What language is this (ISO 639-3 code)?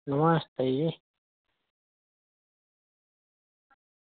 doi